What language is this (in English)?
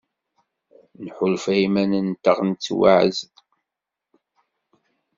Kabyle